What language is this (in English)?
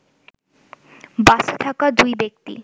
Bangla